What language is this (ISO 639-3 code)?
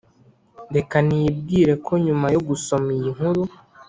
kin